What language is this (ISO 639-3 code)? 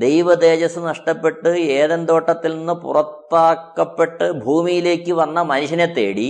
mal